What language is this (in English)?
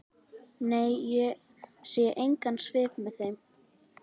Icelandic